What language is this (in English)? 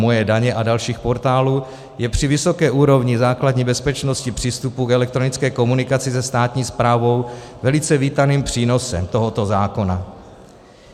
Czech